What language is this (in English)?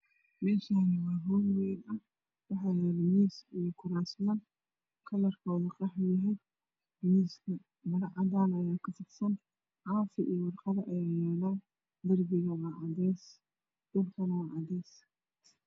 Somali